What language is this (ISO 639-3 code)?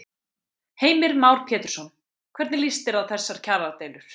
isl